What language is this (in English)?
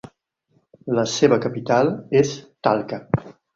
Catalan